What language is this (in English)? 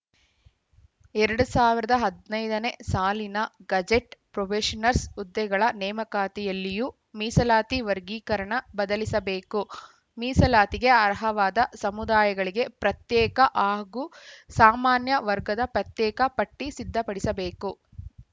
Kannada